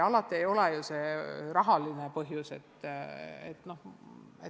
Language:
Estonian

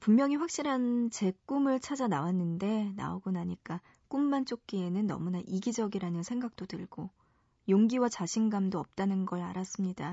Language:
Korean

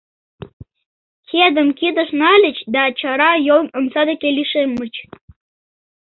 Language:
Mari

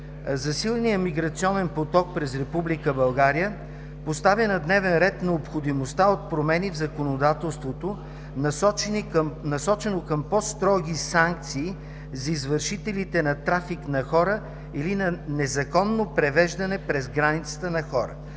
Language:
Bulgarian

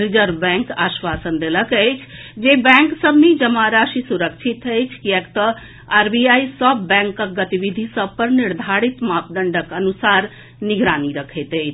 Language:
Maithili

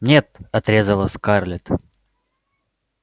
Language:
Russian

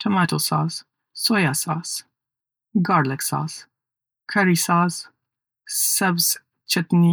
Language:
Pashto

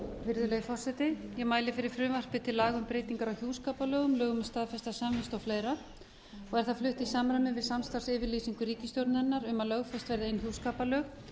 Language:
Icelandic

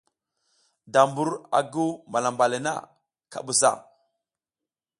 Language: South Giziga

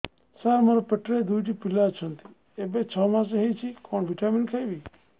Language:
Odia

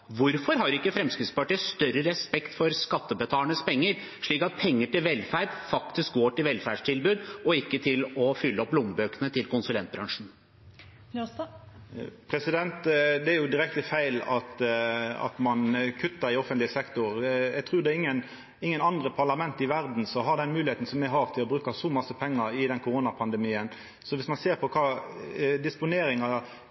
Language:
Norwegian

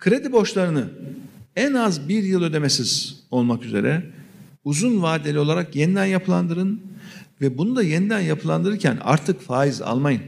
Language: Turkish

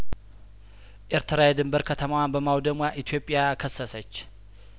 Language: Amharic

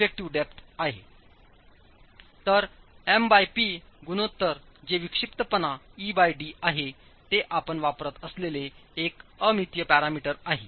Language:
Marathi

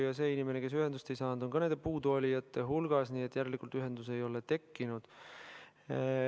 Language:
Estonian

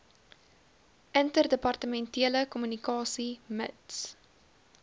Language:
Afrikaans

